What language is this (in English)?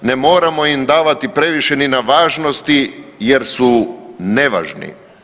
Croatian